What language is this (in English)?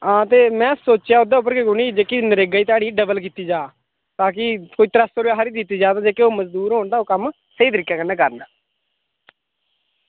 Dogri